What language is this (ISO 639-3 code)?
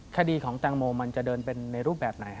tha